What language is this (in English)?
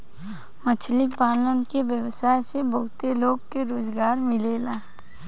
Bhojpuri